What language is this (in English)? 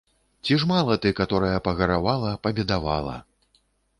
Belarusian